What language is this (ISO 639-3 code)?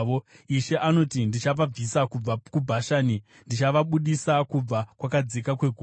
sna